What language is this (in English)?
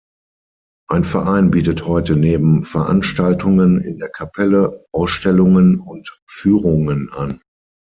German